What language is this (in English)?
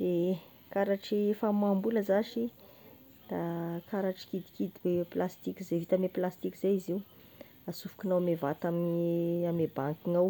Tesaka Malagasy